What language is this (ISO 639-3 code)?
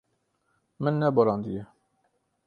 kur